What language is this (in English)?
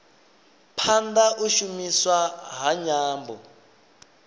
Venda